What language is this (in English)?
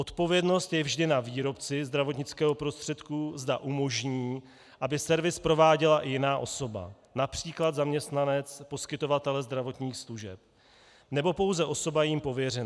Czech